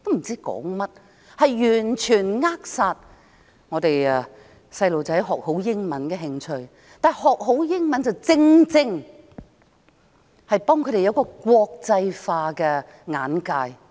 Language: Cantonese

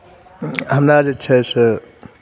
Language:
Maithili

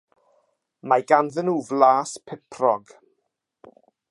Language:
Welsh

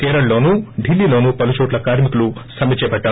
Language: Telugu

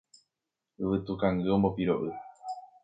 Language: Guarani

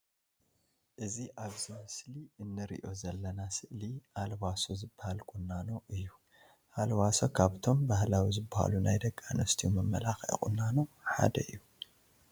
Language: Tigrinya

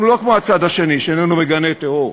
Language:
Hebrew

